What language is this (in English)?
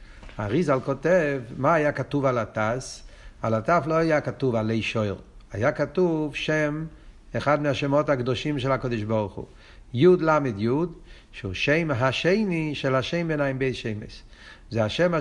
Hebrew